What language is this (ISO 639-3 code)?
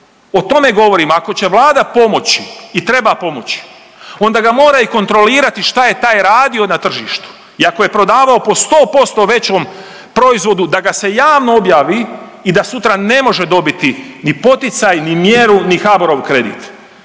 hrv